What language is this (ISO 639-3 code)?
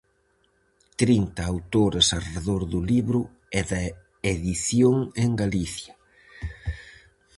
glg